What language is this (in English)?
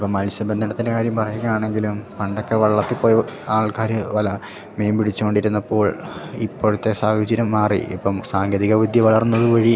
Malayalam